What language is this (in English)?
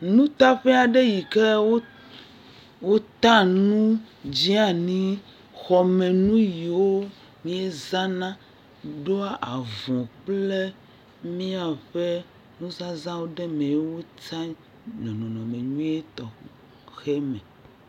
Ewe